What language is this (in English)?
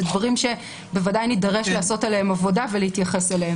Hebrew